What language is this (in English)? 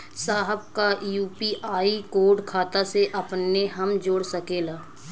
Bhojpuri